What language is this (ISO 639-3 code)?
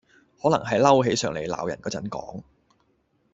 yue